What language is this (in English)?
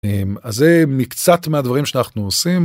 Hebrew